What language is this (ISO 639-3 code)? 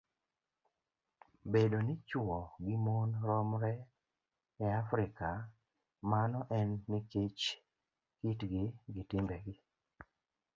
luo